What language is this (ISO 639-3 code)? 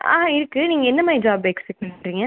tam